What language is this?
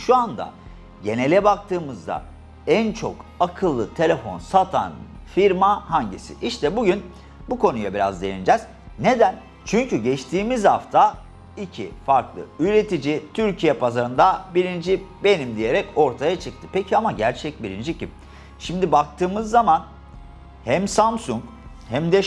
Turkish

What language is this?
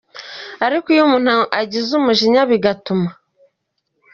Kinyarwanda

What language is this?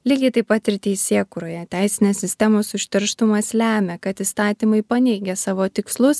Lithuanian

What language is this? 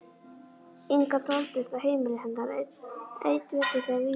Icelandic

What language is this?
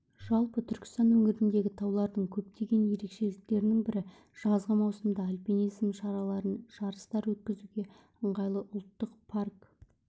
Kazakh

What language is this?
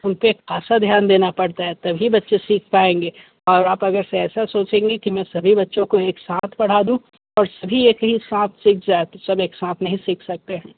Hindi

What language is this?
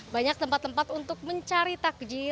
Indonesian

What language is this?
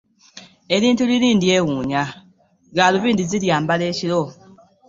Ganda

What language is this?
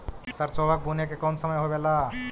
Magahi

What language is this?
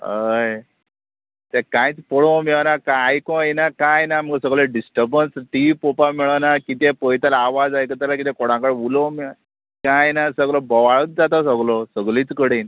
Konkani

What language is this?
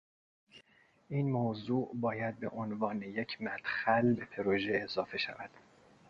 Persian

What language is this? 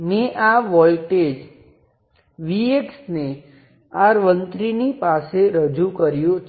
Gujarati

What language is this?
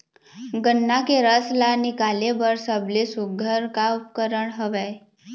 Chhattisgarhi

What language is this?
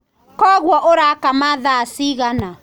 Kikuyu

